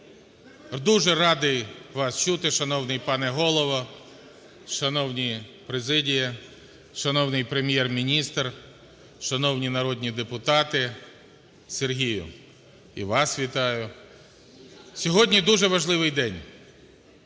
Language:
Ukrainian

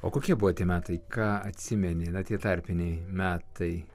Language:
Lithuanian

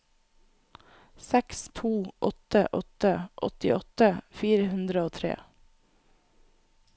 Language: Norwegian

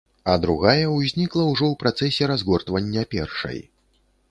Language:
Belarusian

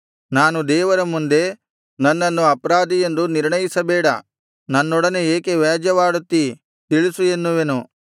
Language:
Kannada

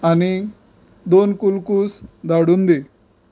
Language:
Konkani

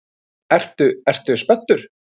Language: Icelandic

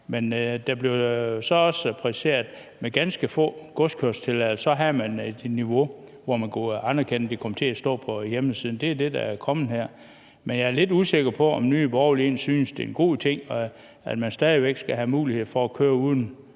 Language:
Danish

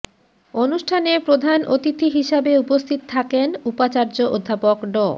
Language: Bangla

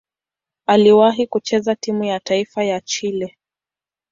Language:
Swahili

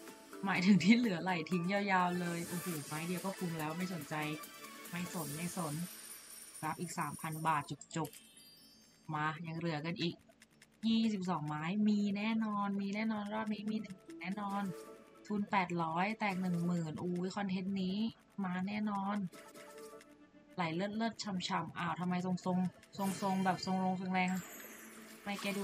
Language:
Thai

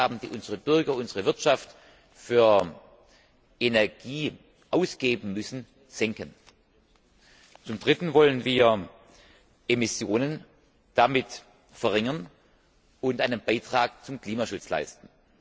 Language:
German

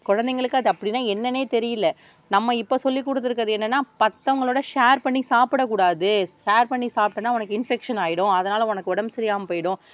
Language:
Tamil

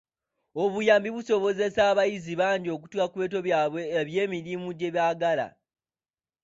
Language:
Ganda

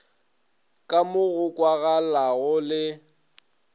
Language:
Northern Sotho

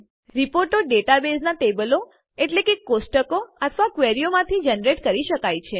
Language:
Gujarati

